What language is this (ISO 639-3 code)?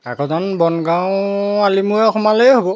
asm